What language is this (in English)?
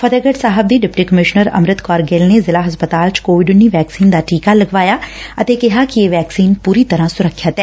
Punjabi